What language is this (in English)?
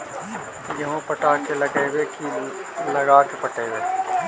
Magahi